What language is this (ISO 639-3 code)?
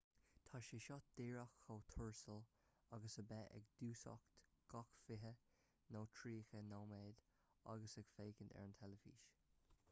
gle